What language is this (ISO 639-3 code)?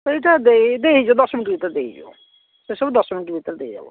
ori